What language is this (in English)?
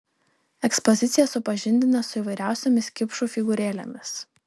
Lithuanian